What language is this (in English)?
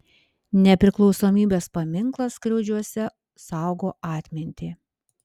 Lithuanian